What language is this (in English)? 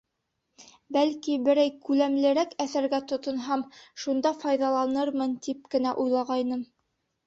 Bashkir